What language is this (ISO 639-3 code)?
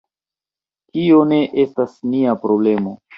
epo